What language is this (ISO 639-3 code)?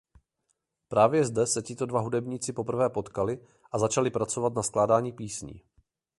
ces